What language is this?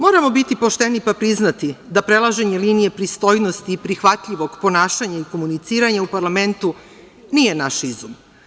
Serbian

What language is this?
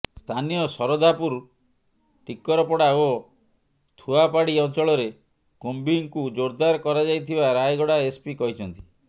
Odia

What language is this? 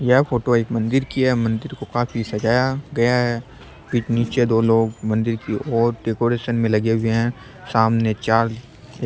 Rajasthani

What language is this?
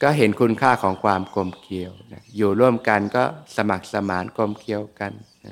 Thai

